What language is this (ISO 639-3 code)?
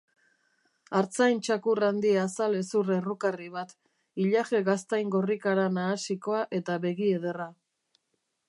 eus